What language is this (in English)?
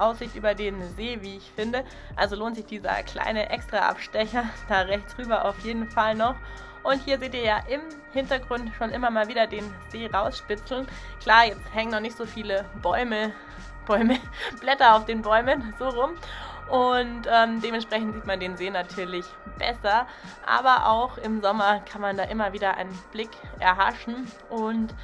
German